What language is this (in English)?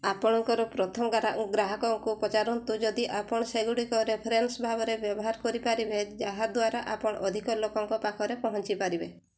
Odia